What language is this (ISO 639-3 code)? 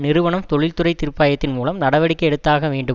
tam